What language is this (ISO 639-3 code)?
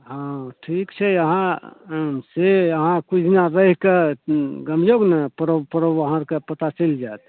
mai